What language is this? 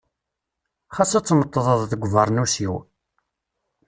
Kabyle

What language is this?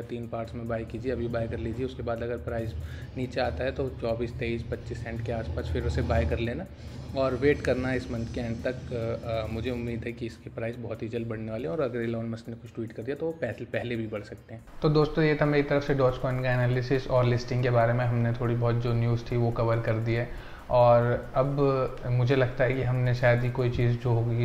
Hindi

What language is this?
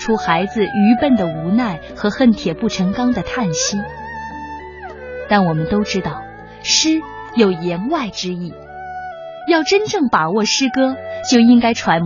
Chinese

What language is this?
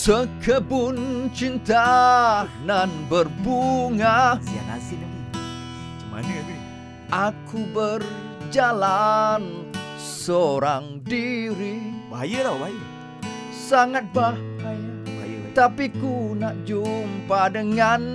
Malay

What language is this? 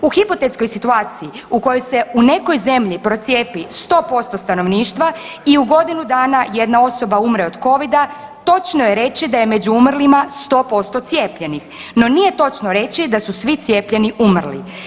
Croatian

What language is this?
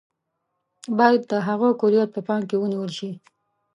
Pashto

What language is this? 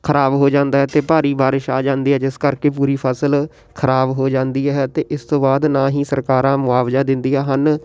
Punjabi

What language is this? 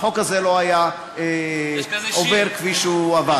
Hebrew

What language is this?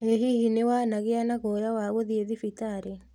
Kikuyu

